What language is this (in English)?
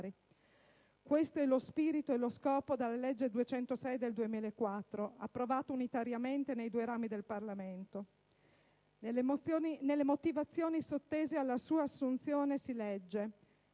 Italian